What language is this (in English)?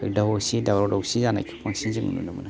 Bodo